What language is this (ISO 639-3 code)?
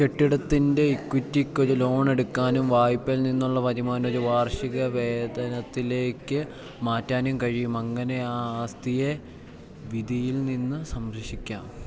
mal